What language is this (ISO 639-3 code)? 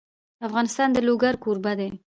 pus